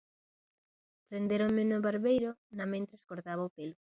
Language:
Galician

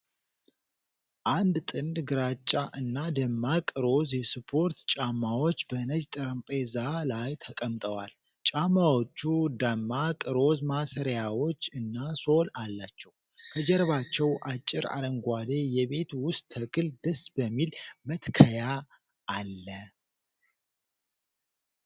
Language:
Amharic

